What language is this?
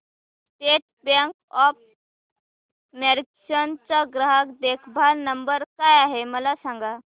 Marathi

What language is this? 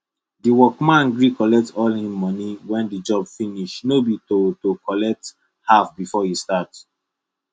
Nigerian Pidgin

